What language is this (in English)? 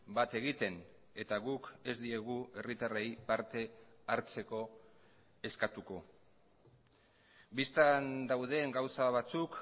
Basque